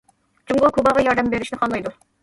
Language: Uyghur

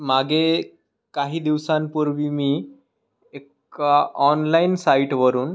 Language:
Marathi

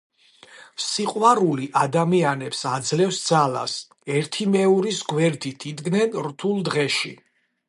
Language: Georgian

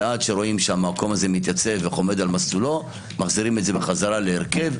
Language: Hebrew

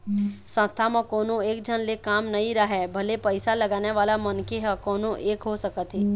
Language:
Chhattisgarhi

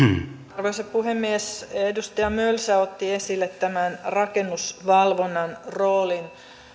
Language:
Finnish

